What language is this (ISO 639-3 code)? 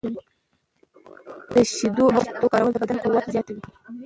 pus